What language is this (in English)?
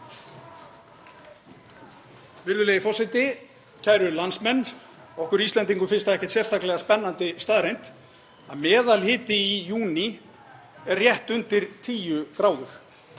Icelandic